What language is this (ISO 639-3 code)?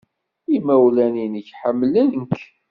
kab